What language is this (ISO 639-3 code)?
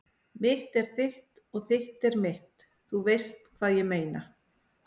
isl